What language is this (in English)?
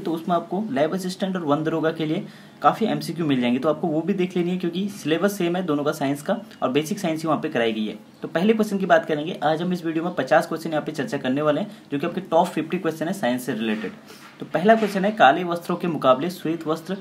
Hindi